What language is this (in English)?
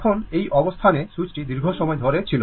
Bangla